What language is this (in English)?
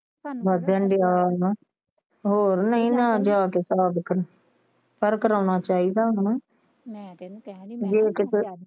Punjabi